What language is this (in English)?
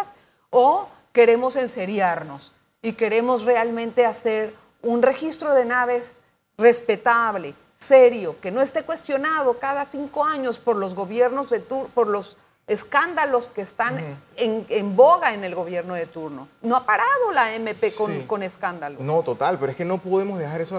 Spanish